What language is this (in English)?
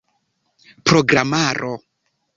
Esperanto